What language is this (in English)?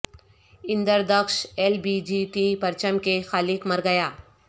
Urdu